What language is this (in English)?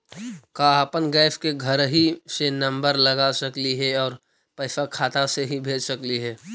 Magahi